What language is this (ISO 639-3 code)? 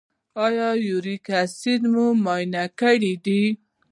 pus